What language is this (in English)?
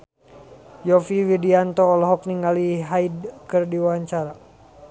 Sundanese